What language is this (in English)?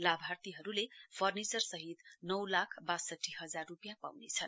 Nepali